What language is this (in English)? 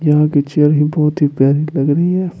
Hindi